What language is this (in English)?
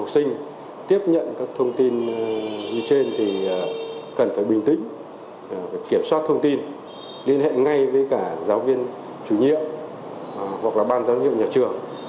Vietnamese